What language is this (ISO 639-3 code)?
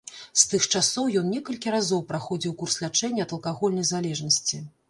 bel